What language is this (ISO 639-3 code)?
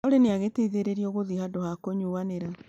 kik